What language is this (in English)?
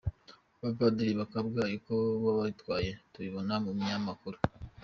Kinyarwanda